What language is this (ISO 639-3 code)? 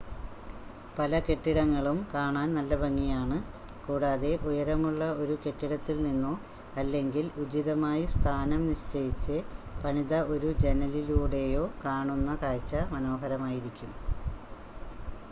mal